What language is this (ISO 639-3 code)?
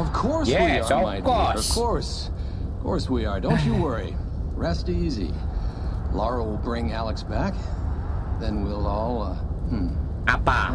ind